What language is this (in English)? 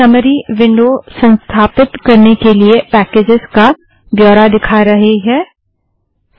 Hindi